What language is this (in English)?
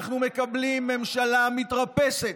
Hebrew